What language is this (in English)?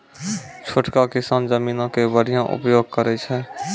Maithili